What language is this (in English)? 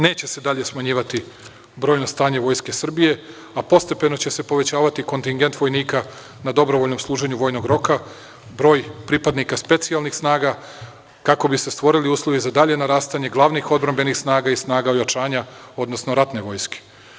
Serbian